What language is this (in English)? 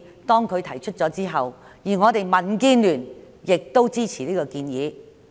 Cantonese